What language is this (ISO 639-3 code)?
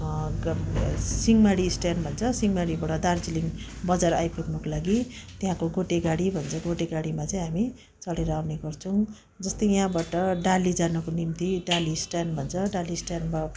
nep